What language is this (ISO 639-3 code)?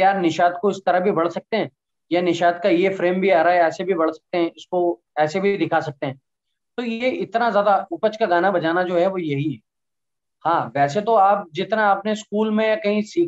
hin